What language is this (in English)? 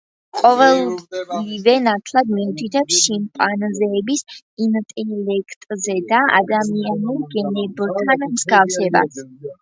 Georgian